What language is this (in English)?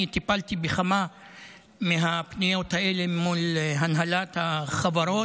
Hebrew